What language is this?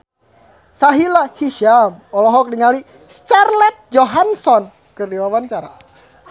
Sundanese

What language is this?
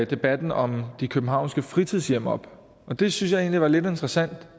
Danish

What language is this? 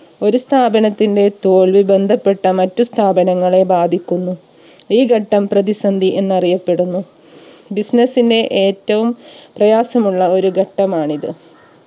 Malayalam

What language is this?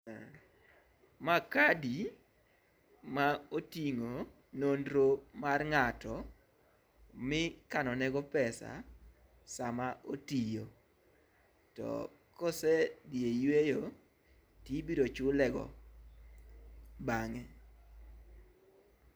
Luo (Kenya and Tanzania)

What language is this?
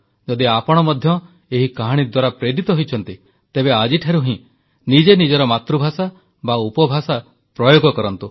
Odia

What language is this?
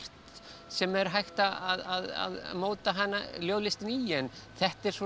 Icelandic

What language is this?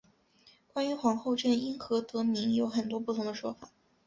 Chinese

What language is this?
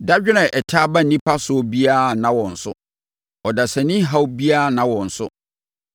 Akan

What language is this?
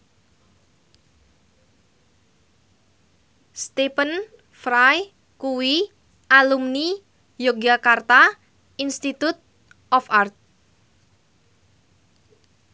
Javanese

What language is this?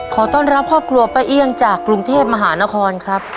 Thai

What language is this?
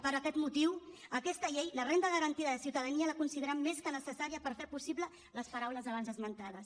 Catalan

